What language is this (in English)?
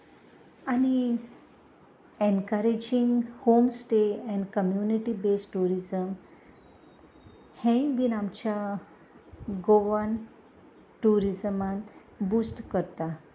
Konkani